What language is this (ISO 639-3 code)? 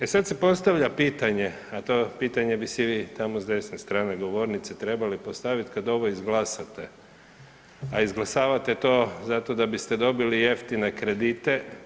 hrv